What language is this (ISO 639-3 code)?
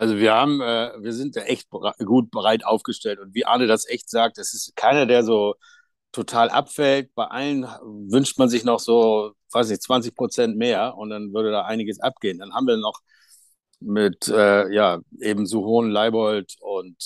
deu